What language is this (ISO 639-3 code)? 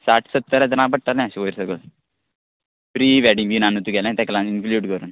kok